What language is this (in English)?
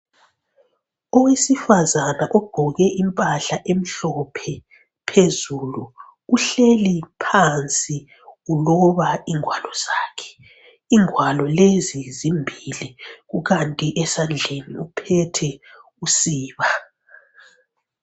North Ndebele